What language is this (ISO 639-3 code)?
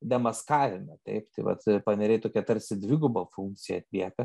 lit